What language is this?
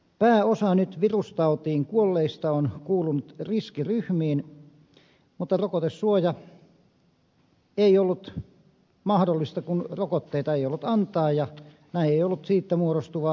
Finnish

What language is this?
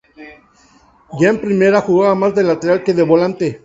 Spanish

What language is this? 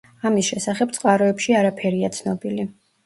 Georgian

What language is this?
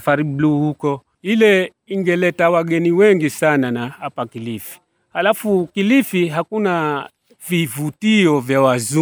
Swahili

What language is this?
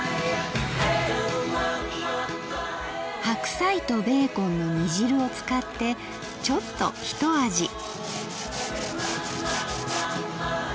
Japanese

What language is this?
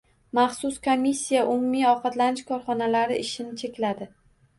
Uzbek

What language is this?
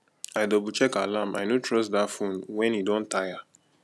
Nigerian Pidgin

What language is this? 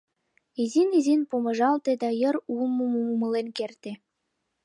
Mari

